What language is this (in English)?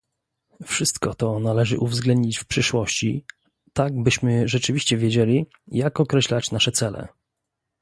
Polish